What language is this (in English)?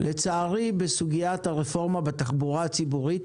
Hebrew